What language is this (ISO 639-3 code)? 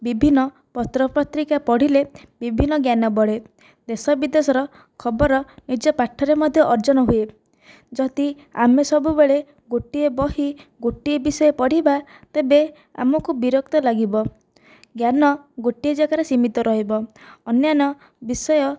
ori